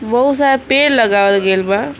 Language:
Bhojpuri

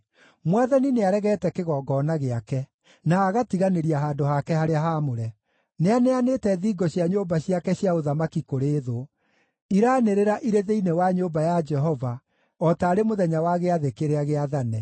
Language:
Kikuyu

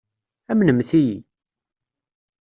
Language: Kabyle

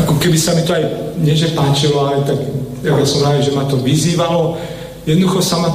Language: Slovak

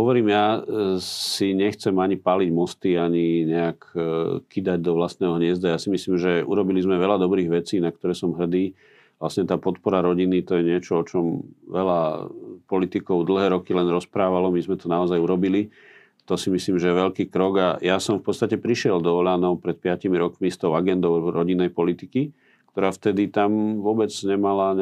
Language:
Slovak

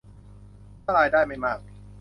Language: Thai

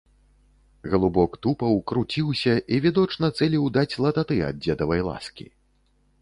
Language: Belarusian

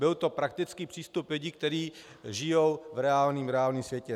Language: Czech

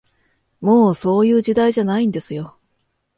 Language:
Japanese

